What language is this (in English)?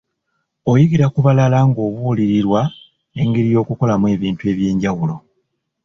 Ganda